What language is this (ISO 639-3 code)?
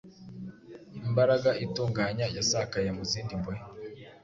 kin